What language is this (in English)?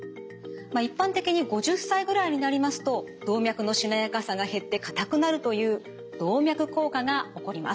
Japanese